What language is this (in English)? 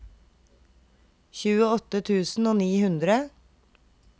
Norwegian